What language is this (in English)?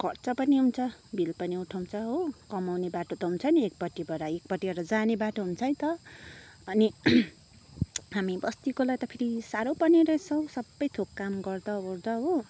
Nepali